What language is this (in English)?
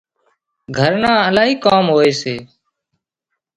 Wadiyara Koli